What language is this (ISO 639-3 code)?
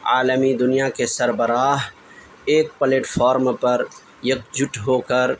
urd